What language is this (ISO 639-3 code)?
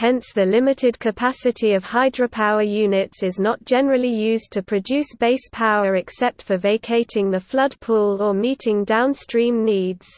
eng